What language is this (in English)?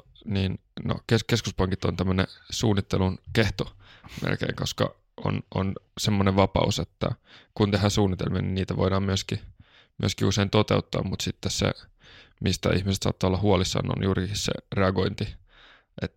Finnish